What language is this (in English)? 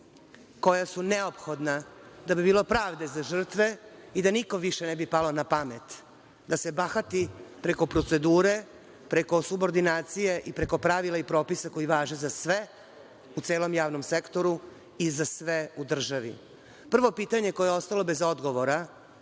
Serbian